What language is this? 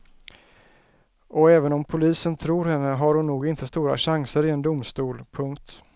Swedish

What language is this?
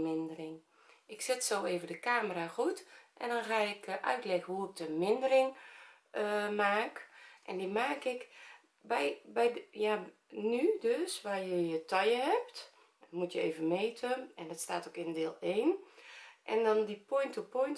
Dutch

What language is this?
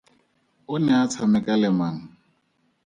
Tswana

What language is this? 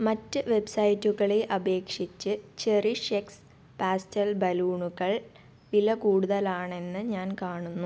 Malayalam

